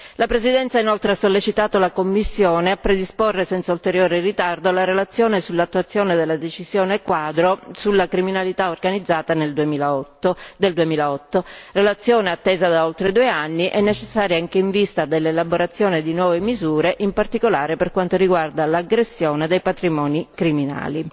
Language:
Italian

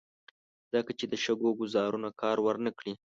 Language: Pashto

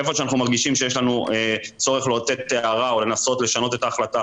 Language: Hebrew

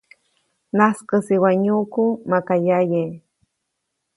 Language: Copainalá Zoque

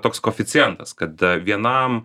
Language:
Lithuanian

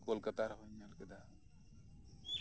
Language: Santali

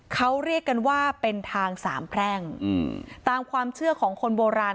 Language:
Thai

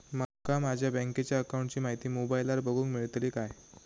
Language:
Marathi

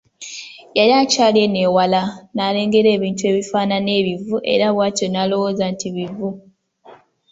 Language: Ganda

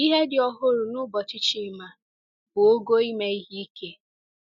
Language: Igbo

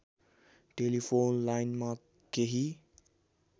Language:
Nepali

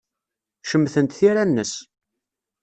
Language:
Kabyle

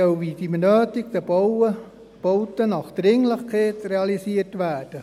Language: Swiss German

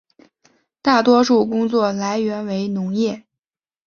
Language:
Chinese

